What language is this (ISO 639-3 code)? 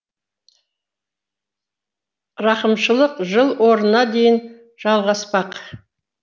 kaz